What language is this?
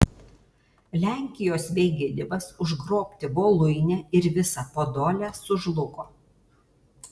Lithuanian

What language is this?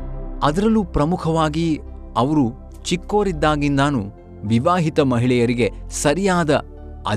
Kannada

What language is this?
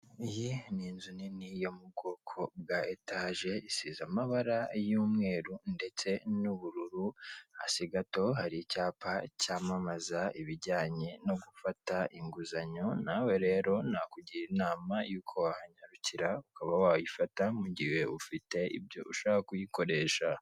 Kinyarwanda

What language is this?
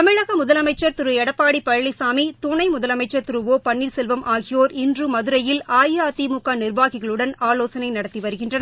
Tamil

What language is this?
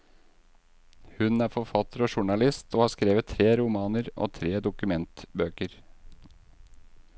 Norwegian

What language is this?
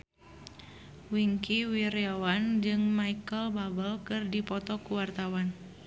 Sundanese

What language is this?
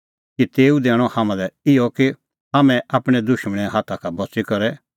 Kullu Pahari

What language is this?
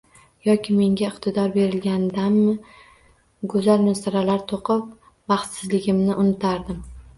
Uzbek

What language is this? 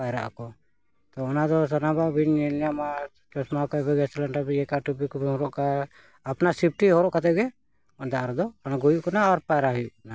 Santali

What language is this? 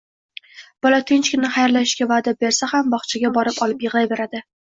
Uzbek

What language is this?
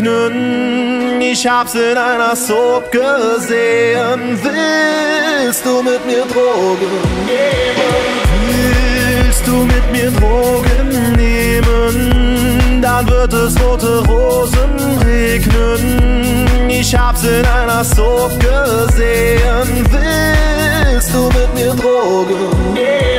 Romanian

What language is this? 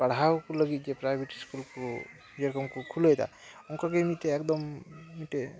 Santali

